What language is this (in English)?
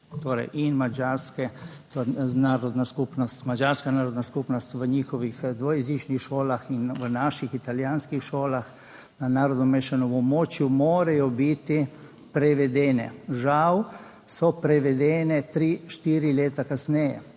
Slovenian